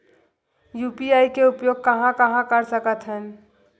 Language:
Chhattisgarhi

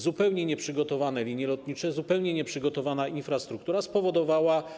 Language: Polish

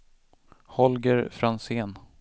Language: Swedish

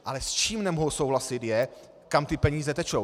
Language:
Czech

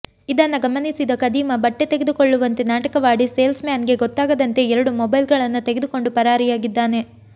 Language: Kannada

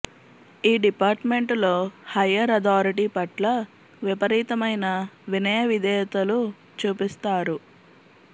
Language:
Telugu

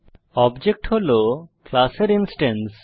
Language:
Bangla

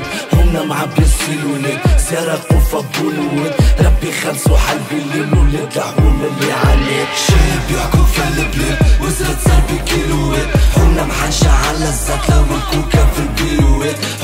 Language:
Arabic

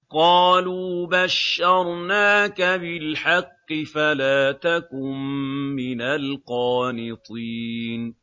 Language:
Arabic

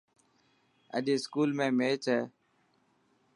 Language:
Dhatki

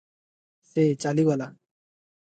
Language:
Odia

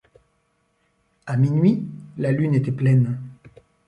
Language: French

